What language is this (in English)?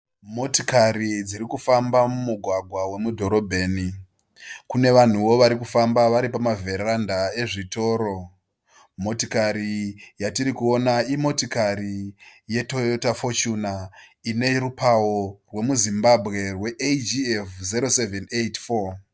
Shona